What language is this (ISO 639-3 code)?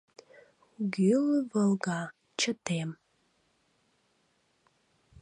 chm